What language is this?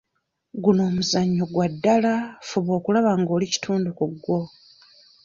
Ganda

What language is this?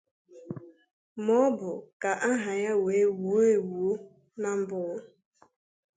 Igbo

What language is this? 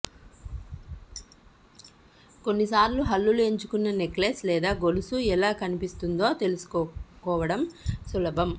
Telugu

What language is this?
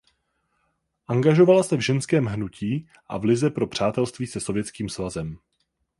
Czech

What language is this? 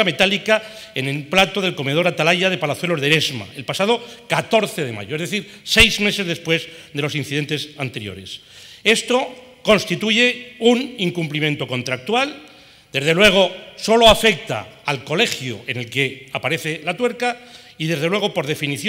Spanish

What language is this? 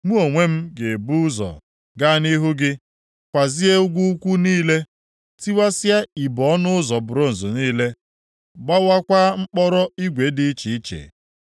Igbo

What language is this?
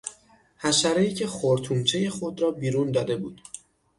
Persian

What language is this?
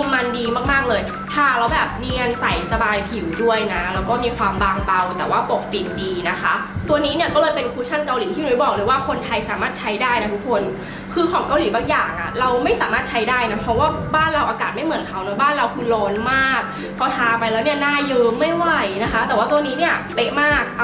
Thai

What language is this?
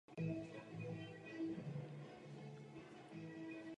Czech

